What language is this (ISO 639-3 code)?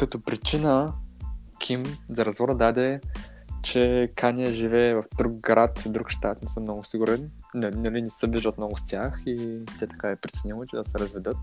bul